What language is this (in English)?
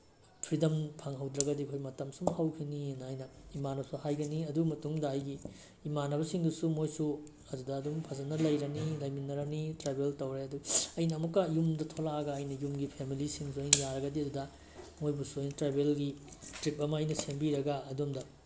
Manipuri